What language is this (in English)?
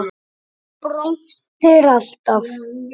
Icelandic